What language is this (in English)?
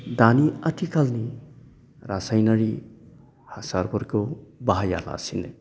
Bodo